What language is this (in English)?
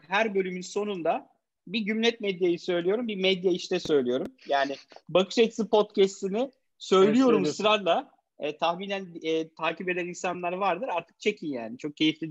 Turkish